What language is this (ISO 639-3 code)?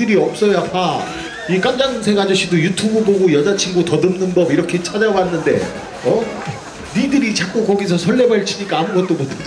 kor